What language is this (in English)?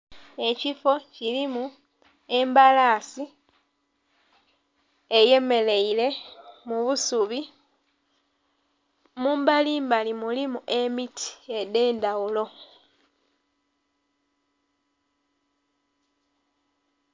Soga